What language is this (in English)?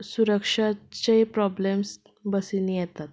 Konkani